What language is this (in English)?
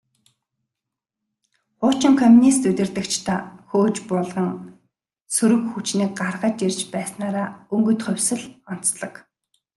Mongolian